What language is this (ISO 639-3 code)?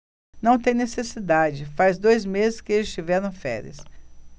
por